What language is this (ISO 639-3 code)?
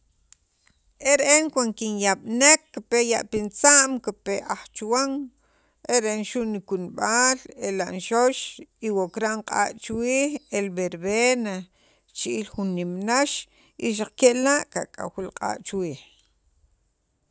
quv